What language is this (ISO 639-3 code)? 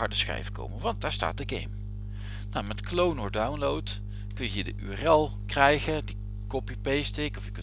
nld